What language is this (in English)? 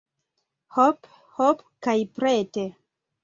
Esperanto